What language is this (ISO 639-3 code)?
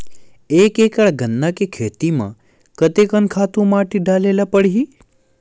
hne